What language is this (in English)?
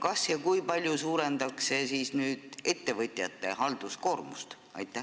Estonian